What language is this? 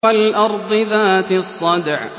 Arabic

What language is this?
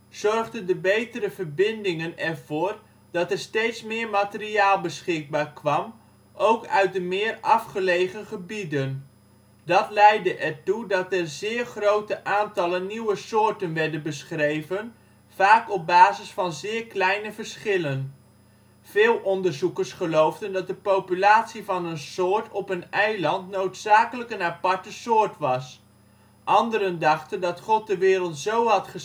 Dutch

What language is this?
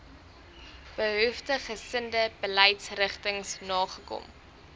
Afrikaans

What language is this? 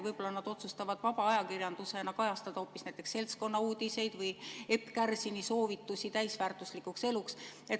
Estonian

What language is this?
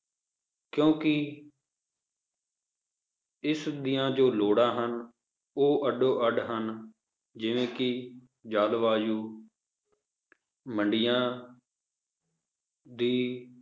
Punjabi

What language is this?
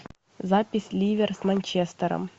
Russian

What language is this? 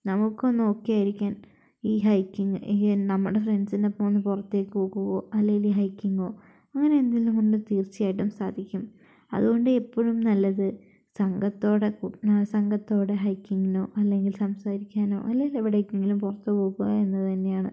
Malayalam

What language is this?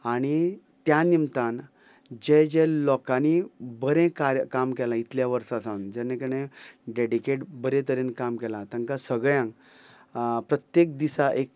Konkani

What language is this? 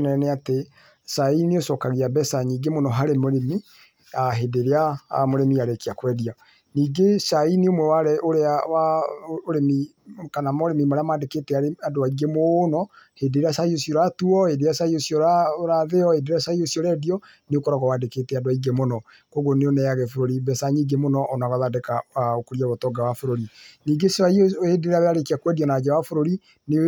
Kikuyu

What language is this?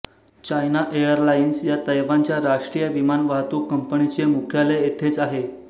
Marathi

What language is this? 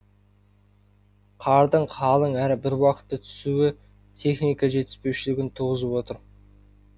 Kazakh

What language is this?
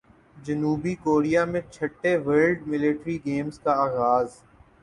Urdu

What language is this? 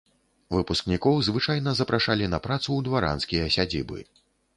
Belarusian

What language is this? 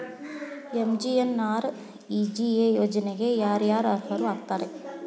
Kannada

